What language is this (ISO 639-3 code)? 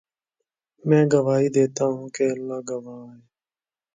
urd